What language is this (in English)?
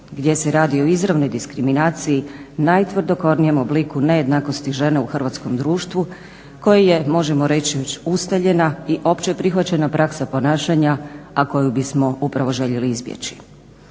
Croatian